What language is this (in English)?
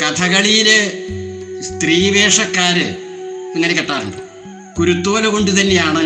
Malayalam